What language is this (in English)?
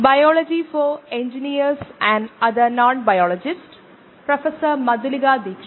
Malayalam